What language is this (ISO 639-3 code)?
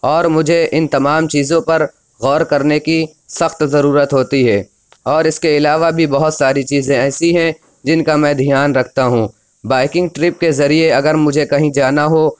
urd